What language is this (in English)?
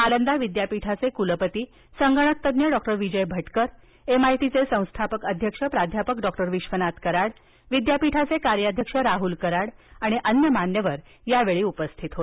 Marathi